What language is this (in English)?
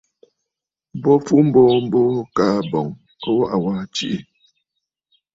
Bafut